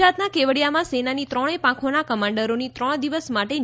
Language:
Gujarati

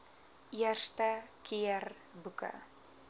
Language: Afrikaans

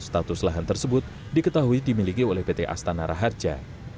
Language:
Indonesian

